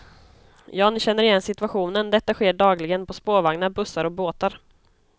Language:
Swedish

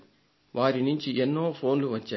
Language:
Telugu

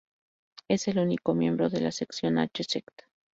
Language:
Spanish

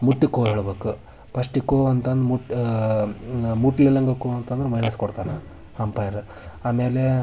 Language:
Kannada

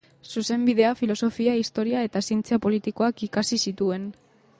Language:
Basque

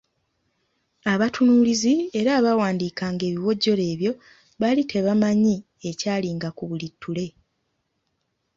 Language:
Ganda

